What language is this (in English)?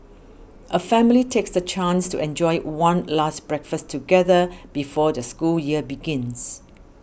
English